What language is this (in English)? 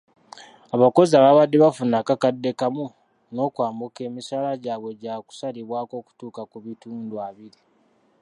Ganda